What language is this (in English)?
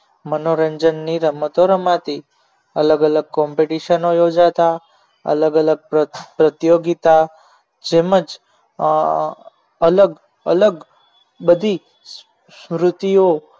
Gujarati